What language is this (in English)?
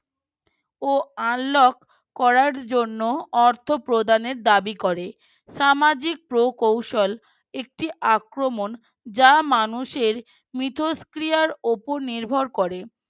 Bangla